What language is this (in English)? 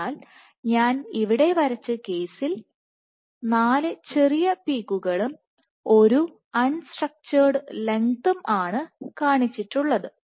Malayalam